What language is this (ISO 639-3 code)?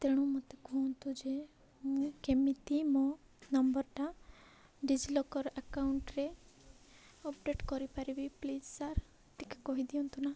ori